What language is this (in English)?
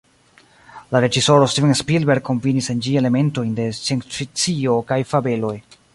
Esperanto